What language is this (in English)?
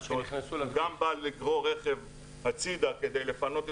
Hebrew